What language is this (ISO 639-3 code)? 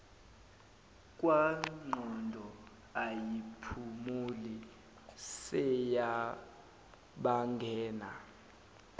zul